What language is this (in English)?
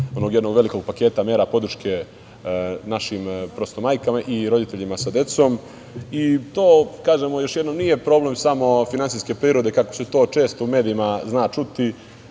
Serbian